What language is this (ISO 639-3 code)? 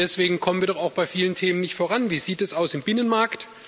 deu